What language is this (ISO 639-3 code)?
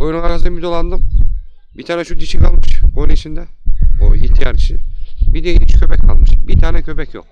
tur